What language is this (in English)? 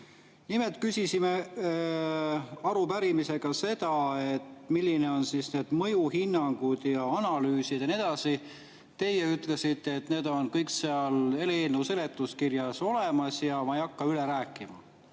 Estonian